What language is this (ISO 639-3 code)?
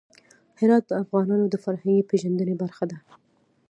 pus